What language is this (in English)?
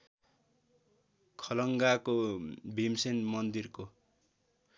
Nepali